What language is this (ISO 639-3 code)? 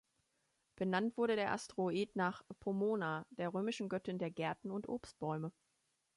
deu